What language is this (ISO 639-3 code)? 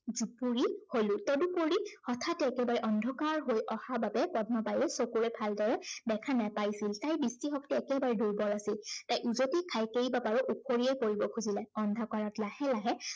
asm